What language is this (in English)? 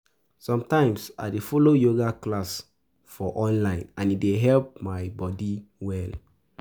Nigerian Pidgin